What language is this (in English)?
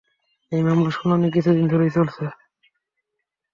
Bangla